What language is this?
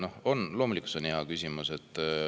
Estonian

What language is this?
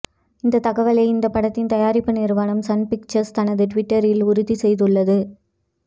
Tamil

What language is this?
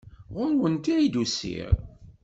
Kabyle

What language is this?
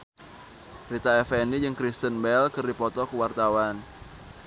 Sundanese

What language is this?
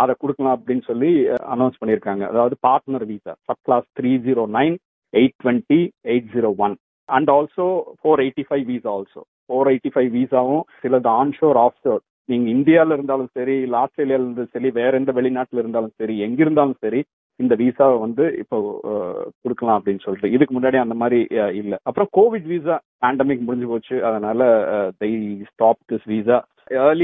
Tamil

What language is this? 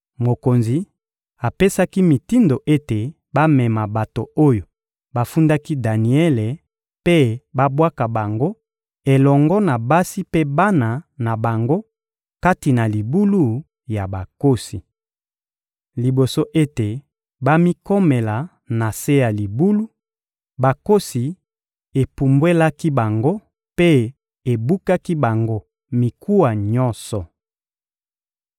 Lingala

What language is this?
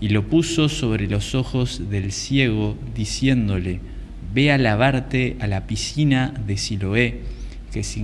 Spanish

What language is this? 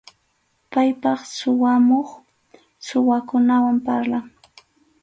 Arequipa-La Unión Quechua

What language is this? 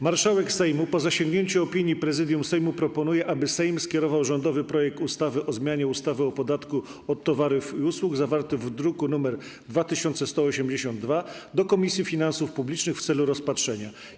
Polish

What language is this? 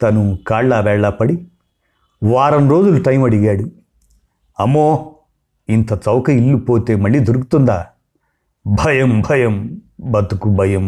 Telugu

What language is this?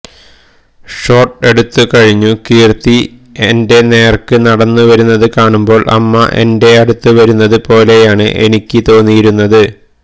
Malayalam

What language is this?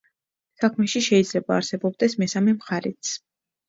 Georgian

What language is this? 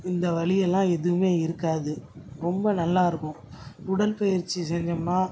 Tamil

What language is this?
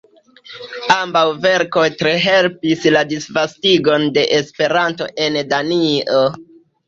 Esperanto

